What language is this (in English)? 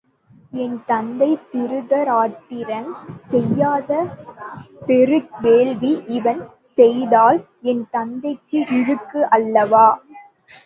Tamil